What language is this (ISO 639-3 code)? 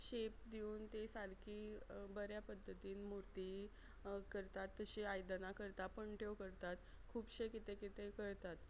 kok